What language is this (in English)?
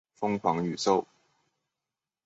Chinese